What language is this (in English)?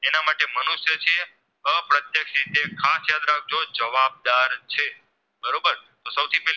Gujarati